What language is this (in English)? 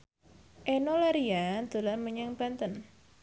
Javanese